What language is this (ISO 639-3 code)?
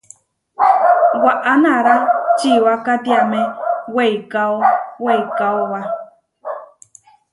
var